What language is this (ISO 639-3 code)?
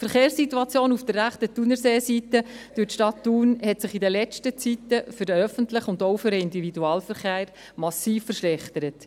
gsw